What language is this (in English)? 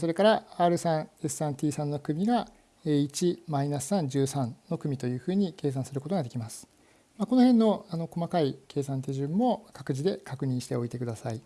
Japanese